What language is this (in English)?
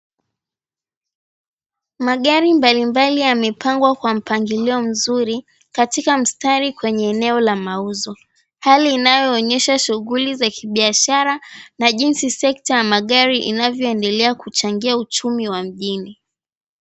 Swahili